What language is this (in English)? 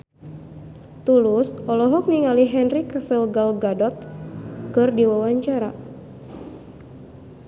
Sundanese